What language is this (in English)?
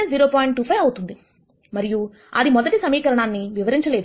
Telugu